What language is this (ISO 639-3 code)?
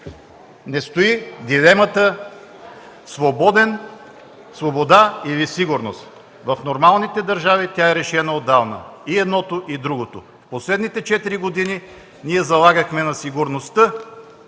bul